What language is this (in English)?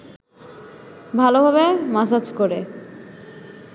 Bangla